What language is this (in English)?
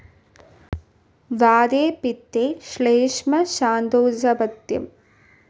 Malayalam